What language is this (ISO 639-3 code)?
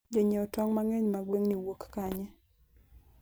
luo